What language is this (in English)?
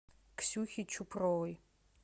Russian